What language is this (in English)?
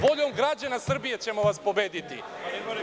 Serbian